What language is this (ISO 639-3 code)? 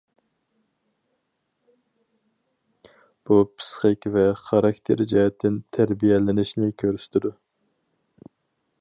uig